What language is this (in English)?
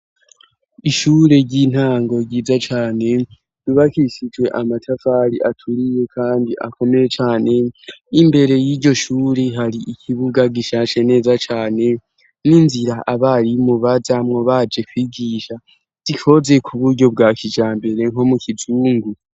Rundi